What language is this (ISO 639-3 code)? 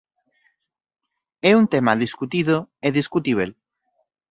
glg